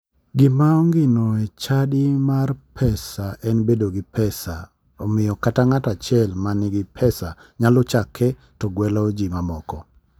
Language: Luo (Kenya and Tanzania)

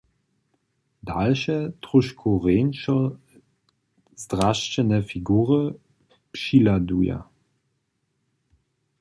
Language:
Upper Sorbian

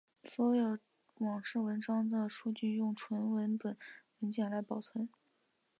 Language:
Chinese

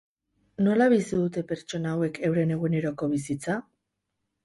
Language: Basque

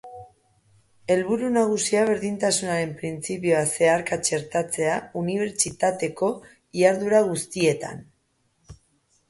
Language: Basque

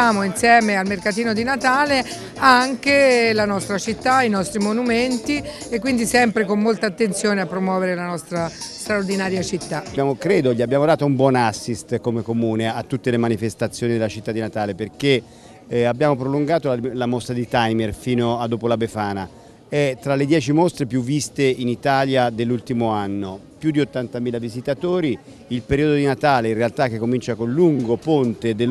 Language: Italian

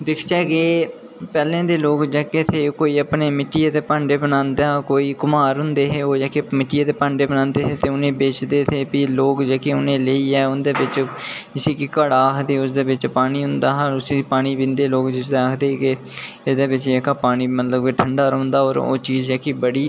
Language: Dogri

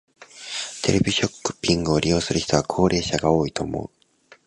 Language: Japanese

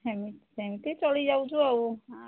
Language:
Odia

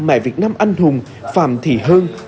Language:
Vietnamese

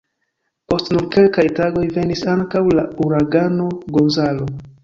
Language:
Esperanto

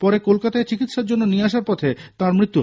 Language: Bangla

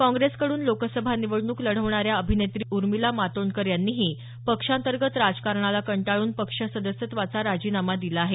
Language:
Marathi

